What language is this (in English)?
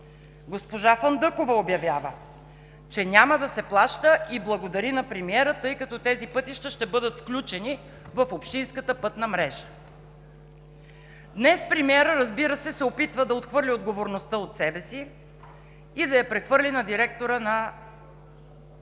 Bulgarian